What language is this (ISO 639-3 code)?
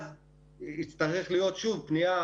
heb